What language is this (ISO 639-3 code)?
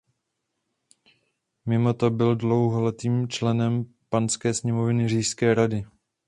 ces